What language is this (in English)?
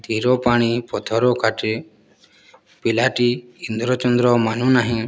Odia